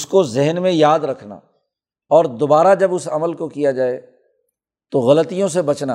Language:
Urdu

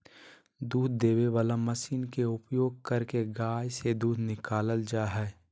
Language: Magahi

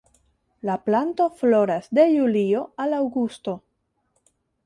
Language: Esperanto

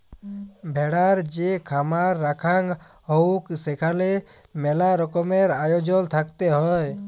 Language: Bangla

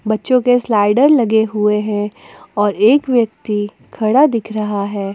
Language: Hindi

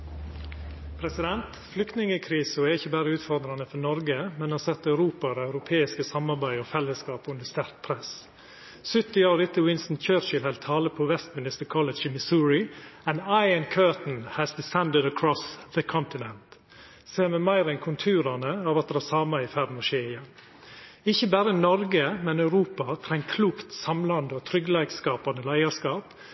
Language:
Norwegian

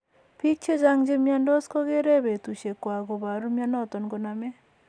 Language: Kalenjin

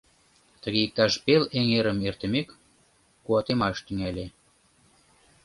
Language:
Mari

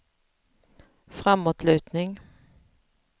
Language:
Swedish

